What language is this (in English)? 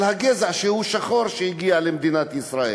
Hebrew